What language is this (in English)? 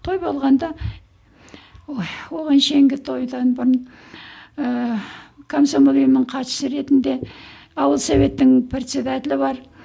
Kazakh